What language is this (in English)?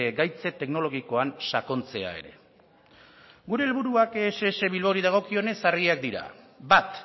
Basque